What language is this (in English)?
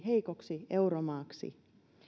Finnish